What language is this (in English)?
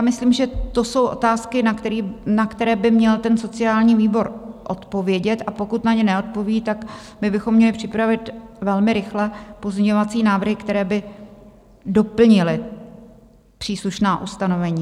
Czech